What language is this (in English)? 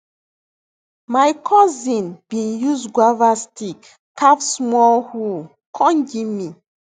Nigerian Pidgin